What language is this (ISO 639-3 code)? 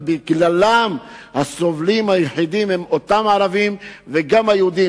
heb